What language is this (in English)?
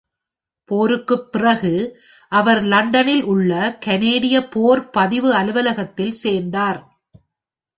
Tamil